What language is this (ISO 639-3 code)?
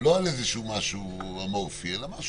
heb